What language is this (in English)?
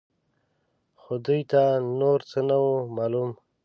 Pashto